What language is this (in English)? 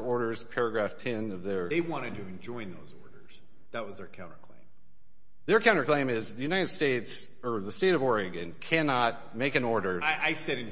English